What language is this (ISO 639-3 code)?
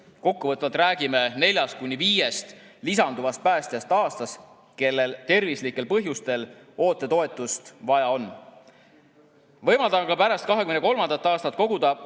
est